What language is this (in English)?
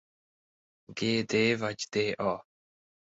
Hungarian